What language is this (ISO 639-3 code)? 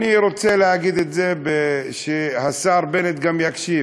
heb